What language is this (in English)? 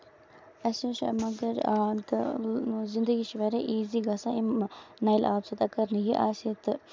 Kashmiri